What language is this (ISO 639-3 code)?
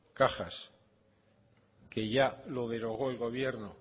spa